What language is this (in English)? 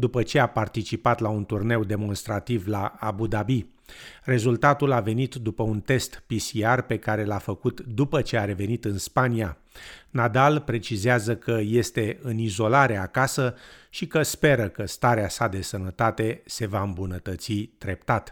Romanian